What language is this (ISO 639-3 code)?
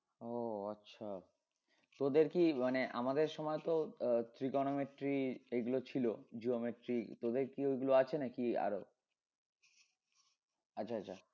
ben